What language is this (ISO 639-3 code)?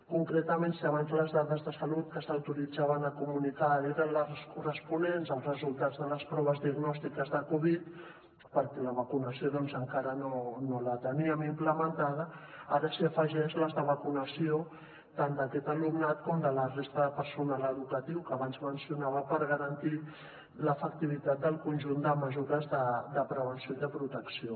cat